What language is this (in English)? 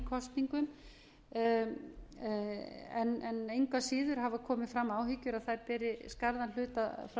Icelandic